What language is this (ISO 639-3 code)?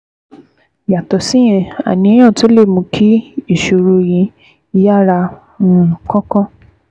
yor